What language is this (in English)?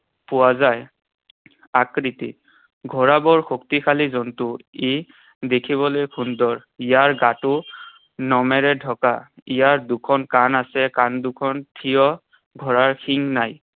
Assamese